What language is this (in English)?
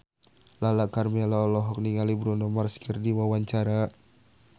Sundanese